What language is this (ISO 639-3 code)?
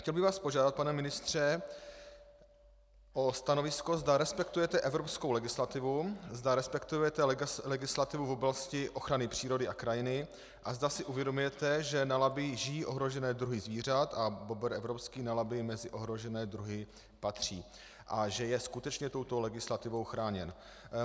ces